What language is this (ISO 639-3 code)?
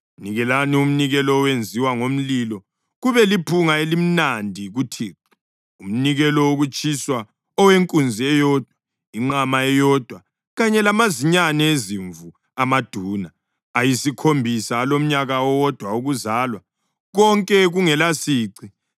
nde